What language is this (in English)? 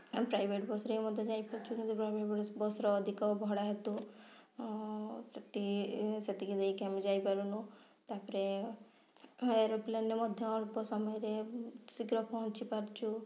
Odia